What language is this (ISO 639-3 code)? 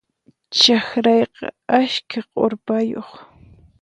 qxp